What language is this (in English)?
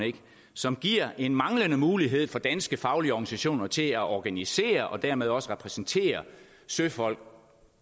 Danish